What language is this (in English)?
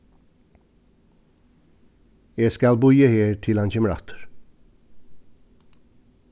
Faroese